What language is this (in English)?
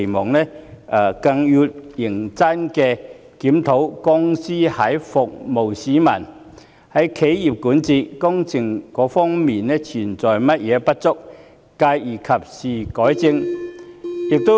Cantonese